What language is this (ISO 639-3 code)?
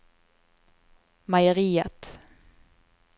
nor